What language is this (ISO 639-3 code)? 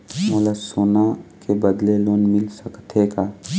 hne